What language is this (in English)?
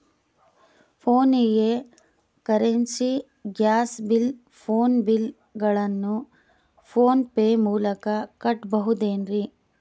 Kannada